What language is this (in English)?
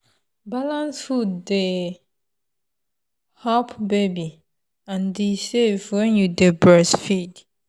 Nigerian Pidgin